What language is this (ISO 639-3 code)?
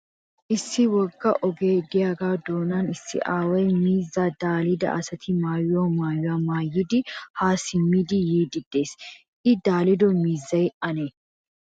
wal